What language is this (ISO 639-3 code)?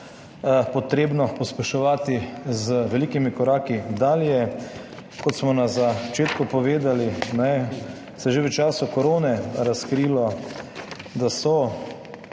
slv